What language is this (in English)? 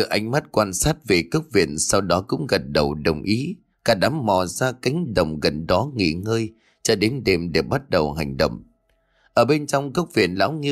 Vietnamese